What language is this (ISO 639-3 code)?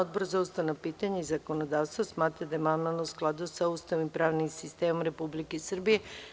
srp